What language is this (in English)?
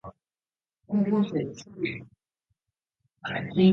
Japanese